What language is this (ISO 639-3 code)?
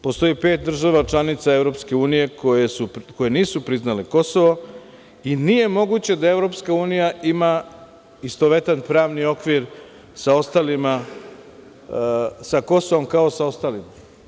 srp